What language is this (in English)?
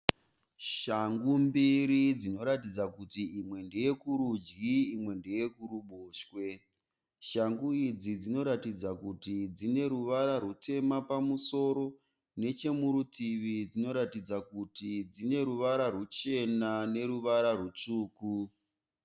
Shona